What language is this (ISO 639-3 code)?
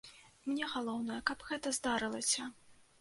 bel